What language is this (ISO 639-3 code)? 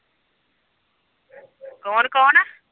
pan